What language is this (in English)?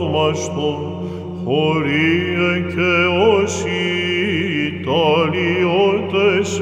Greek